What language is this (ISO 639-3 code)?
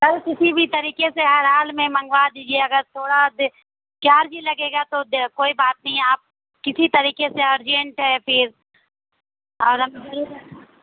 urd